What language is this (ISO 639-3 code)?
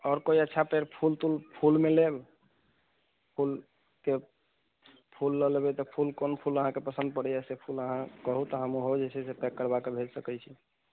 mai